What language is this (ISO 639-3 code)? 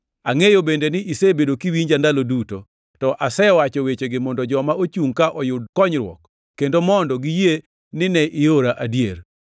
luo